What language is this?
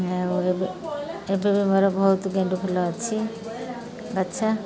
Odia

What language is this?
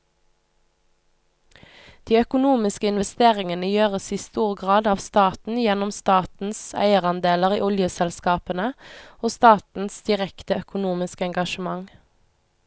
Norwegian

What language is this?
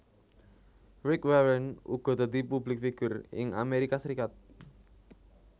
Javanese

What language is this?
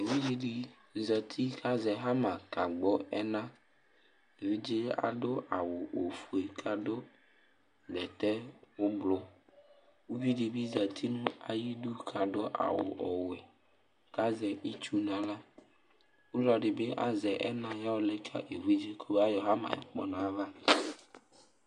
Ikposo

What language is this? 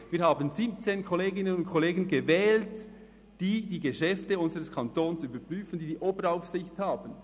Swiss German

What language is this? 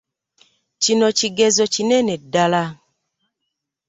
Ganda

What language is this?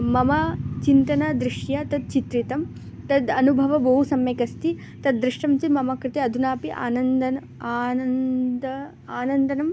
Sanskrit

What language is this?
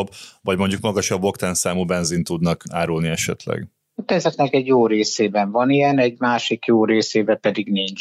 Hungarian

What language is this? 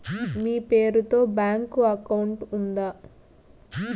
Telugu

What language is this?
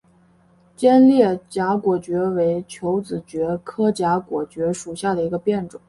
Chinese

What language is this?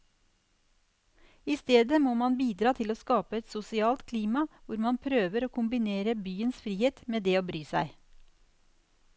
Norwegian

